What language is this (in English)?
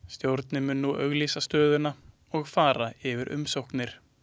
Icelandic